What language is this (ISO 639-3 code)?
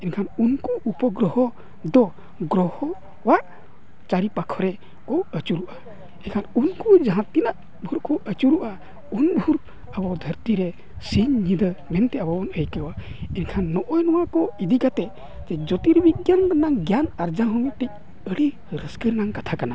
sat